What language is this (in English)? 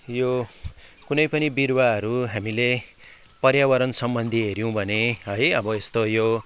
Nepali